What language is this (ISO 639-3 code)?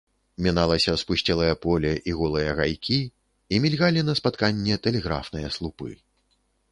bel